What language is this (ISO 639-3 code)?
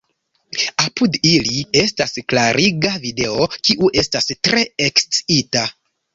epo